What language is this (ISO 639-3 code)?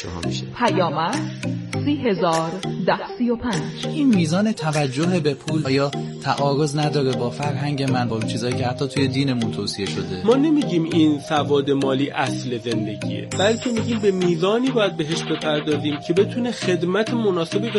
fas